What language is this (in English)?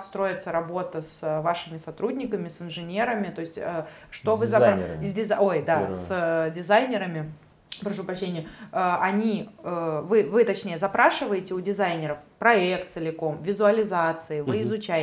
Russian